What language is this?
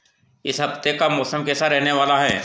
Hindi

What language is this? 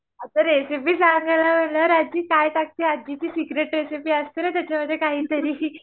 Marathi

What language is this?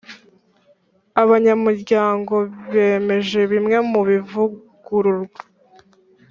Kinyarwanda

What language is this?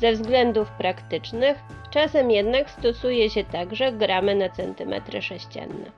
Polish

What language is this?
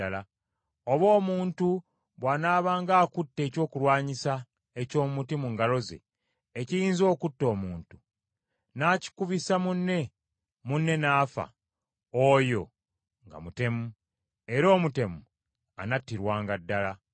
Ganda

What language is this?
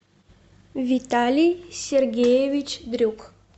Russian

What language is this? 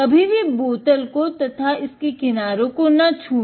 Hindi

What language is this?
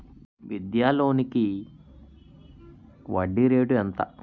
Telugu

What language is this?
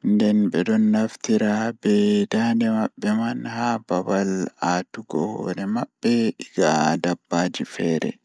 Fula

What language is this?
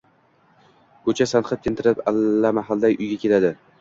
Uzbek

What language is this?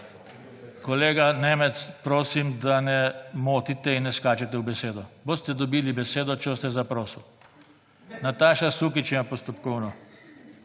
Slovenian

